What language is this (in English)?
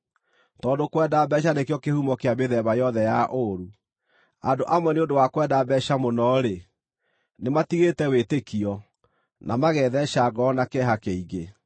Kikuyu